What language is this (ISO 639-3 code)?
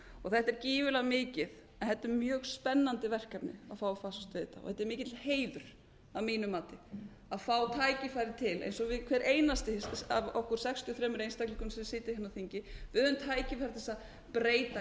isl